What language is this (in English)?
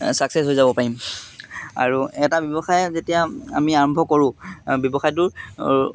Assamese